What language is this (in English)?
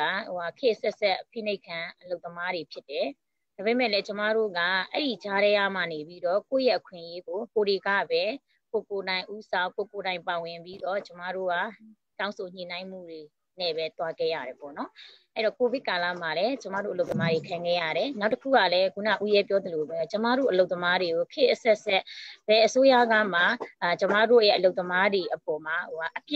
Romanian